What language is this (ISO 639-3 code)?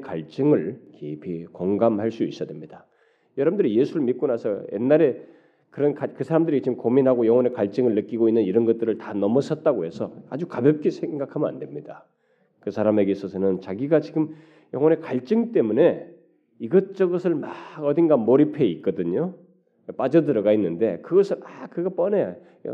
kor